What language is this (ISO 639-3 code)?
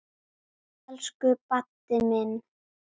isl